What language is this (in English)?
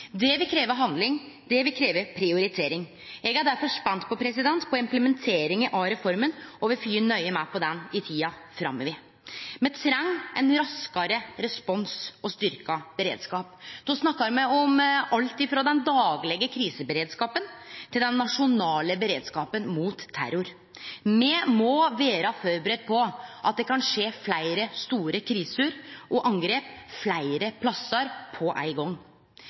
Norwegian Nynorsk